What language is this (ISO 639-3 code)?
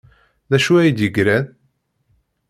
kab